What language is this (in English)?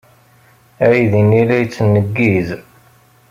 Kabyle